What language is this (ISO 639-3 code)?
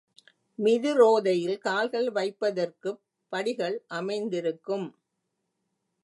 tam